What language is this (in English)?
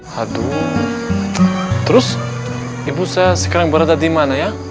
Indonesian